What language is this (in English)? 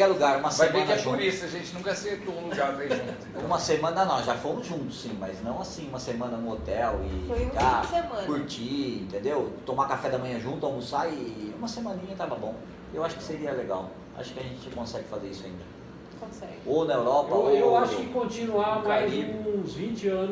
Portuguese